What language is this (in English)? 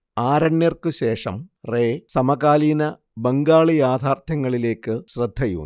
Malayalam